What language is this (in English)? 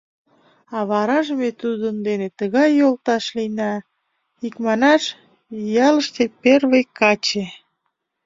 Mari